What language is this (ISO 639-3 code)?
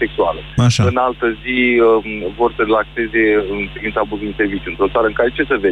ron